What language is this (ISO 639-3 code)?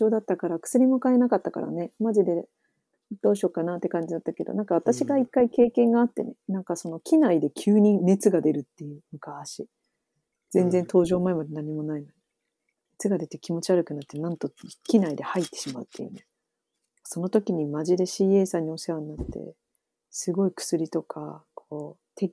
jpn